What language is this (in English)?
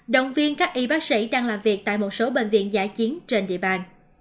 Vietnamese